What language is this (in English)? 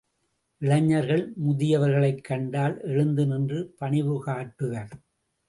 Tamil